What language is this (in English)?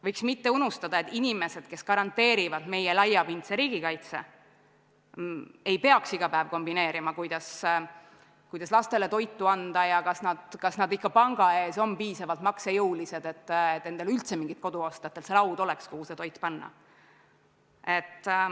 Estonian